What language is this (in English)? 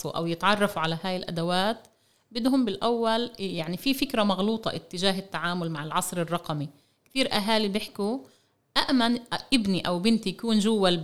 Arabic